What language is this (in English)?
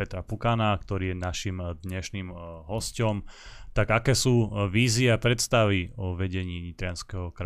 Slovak